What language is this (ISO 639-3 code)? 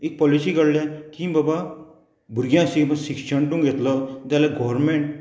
kok